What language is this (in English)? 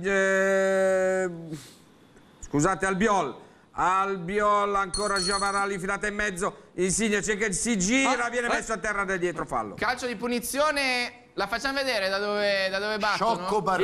Italian